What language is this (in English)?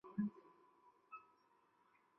Chinese